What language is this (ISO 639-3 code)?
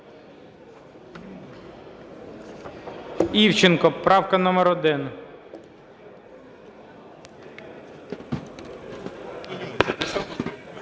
ukr